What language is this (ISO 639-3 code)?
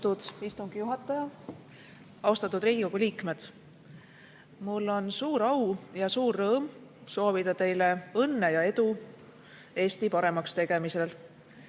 est